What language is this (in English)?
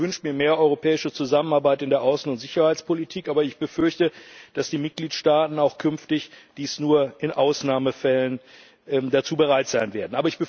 German